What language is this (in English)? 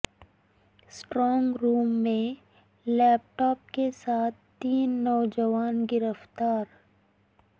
Urdu